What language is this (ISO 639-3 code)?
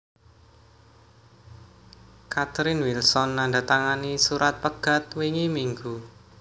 jav